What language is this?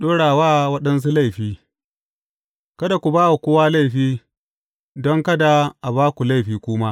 Hausa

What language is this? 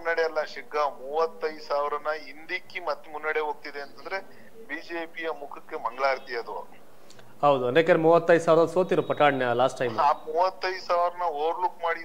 Kannada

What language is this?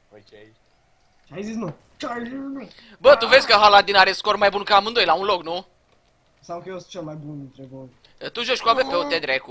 Romanian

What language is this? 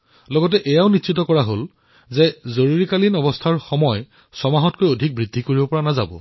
Assamese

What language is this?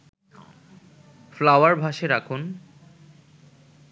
Bangla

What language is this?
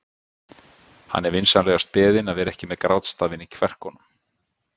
Icelandic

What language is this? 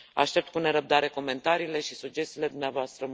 Romanian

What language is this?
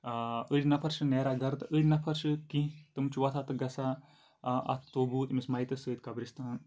Kashmiri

